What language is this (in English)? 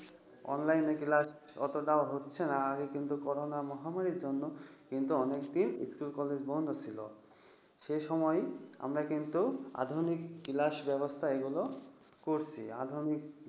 Bangla